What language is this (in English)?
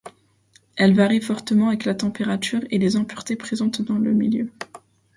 French